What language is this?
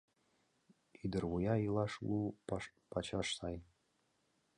Mari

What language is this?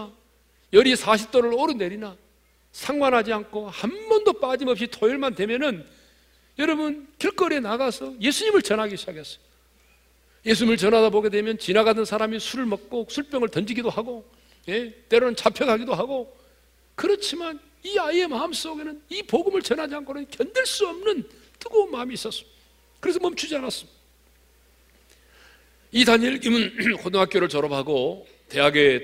Korean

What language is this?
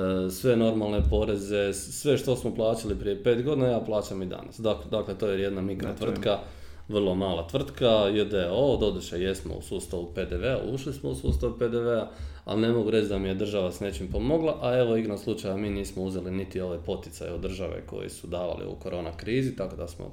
Croatian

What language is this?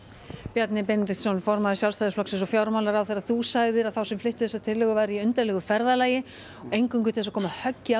Icelandic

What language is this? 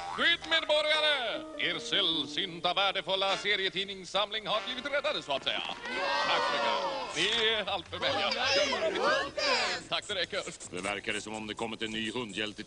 Swedish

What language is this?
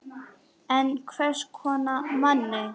Icelandic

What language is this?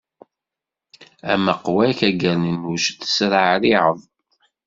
Kabyle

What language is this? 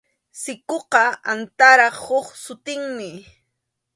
Arequipa-La Unión Quechua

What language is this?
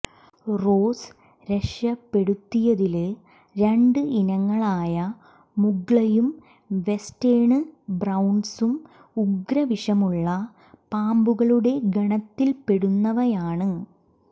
Malayalam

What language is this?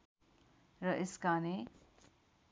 Nepali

